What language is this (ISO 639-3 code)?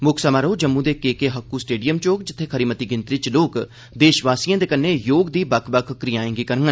doi